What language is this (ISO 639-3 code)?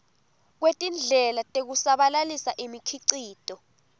ssw